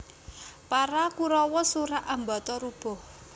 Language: Javanese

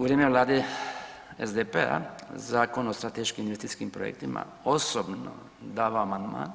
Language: Croatian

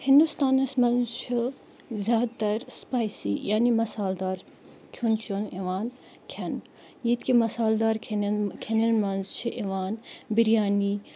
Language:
Kashmiri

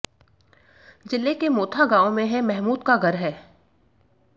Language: Hindi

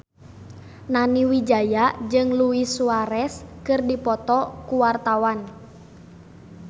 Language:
Sundanese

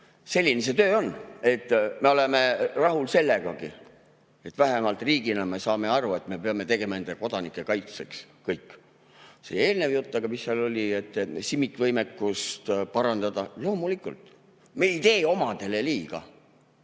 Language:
Estonian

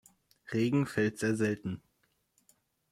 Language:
German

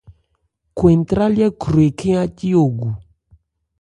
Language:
Ebrié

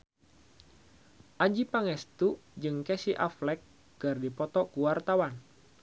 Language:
Sundanese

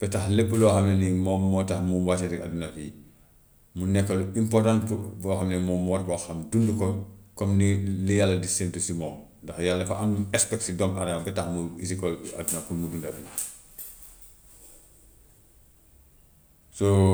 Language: Gambian Wolof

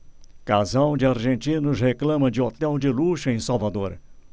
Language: Portuguese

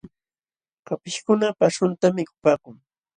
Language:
Jauja Wanca Quechua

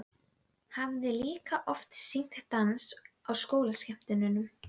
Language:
Icelandic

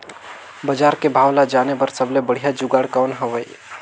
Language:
Chhattisgarhi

